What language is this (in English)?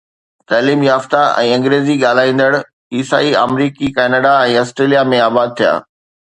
Sindhi